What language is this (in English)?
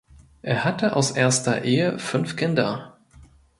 German